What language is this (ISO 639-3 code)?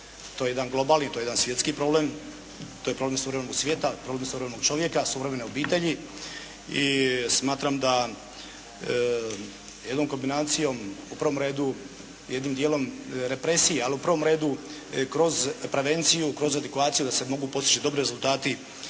hrv